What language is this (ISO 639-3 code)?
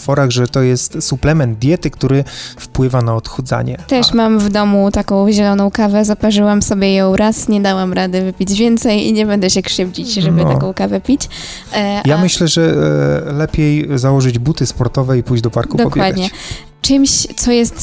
pol